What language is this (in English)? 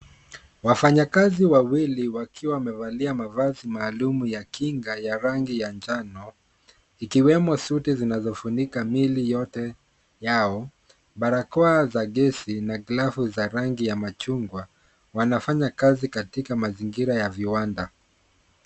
Swahili